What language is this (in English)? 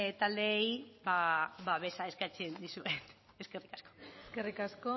Basque